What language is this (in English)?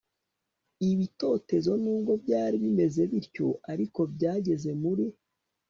Kinyarwanda